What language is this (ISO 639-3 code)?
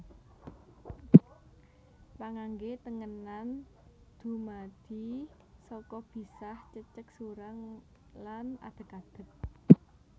jav